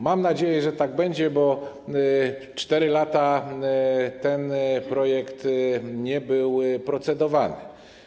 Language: Polish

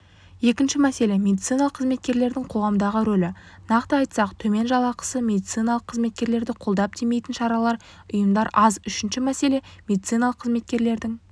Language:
Kazakh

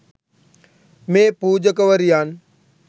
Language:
Sinhala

